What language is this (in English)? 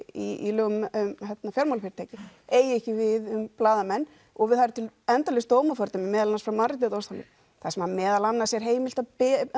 Icelandic